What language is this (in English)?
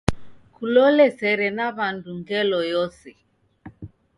Taita